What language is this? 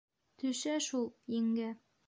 Bashkir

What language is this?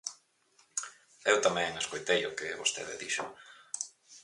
Galician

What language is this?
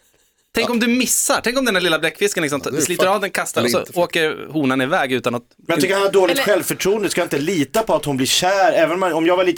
Swedish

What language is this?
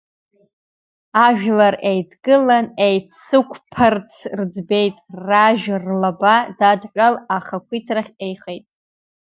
Abkhazian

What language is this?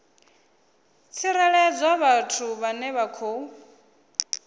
Venda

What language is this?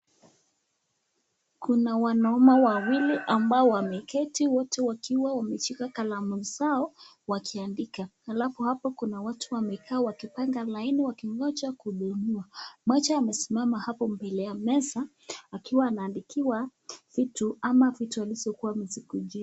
Swahili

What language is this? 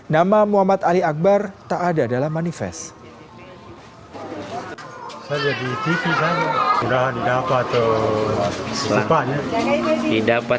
Indonesian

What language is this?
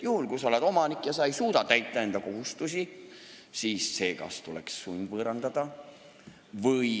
Estonian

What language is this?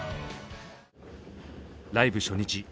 Japanese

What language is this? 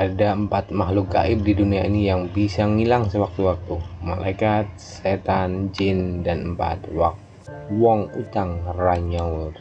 Indonesian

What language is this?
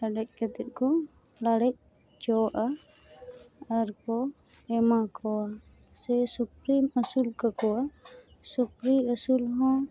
Santali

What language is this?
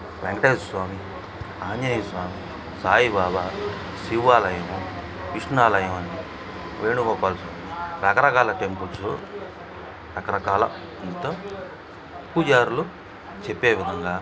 Telugu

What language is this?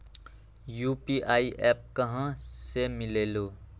Magahi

